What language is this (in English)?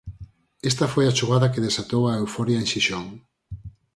Galician